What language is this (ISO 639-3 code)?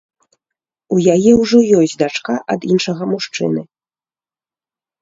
bel